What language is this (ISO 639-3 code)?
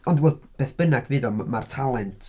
cym